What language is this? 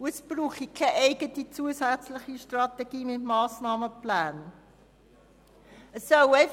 Swiss German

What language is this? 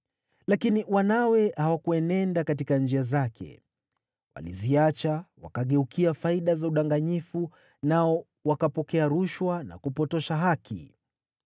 Swahili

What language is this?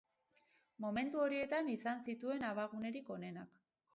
Basque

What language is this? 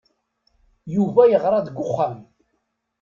Kabyle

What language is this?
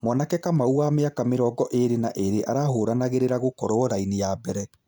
Kikuyu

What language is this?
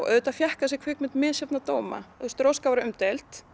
Icelandic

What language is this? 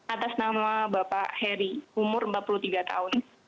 Indonesian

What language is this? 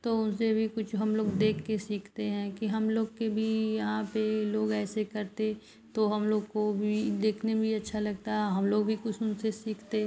Hindi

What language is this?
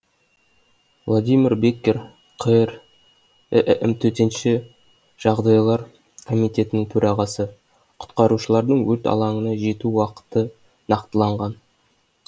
Kazakh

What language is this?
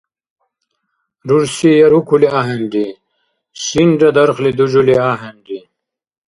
Dargwa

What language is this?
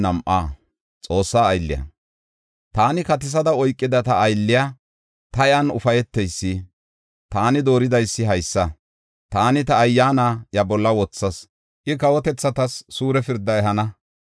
Gofa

